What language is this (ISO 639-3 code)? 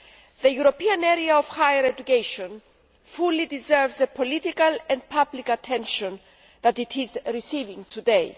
eng